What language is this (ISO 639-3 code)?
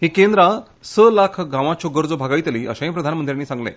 kok